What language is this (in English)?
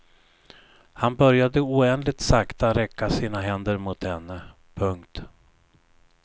Swedish